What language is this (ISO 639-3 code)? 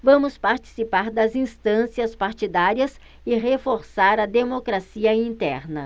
por